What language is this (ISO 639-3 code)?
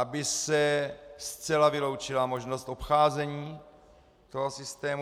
ces